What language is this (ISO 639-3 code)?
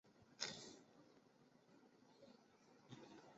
zho